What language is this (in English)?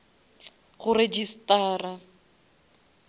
Northern Sotho